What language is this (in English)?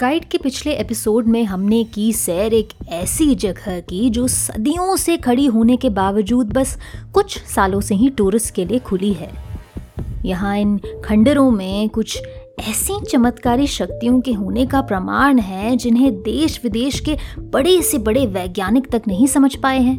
Hindi